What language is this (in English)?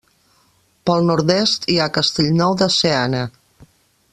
Catalan